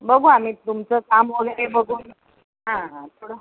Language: Marathi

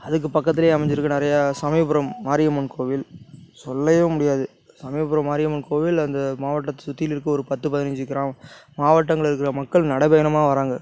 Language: Tamil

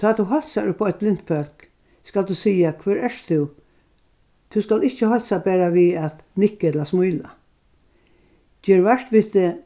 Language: Faroese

